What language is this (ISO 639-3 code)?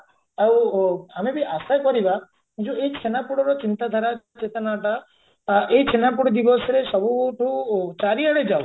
ori